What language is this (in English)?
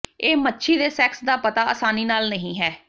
Punjabi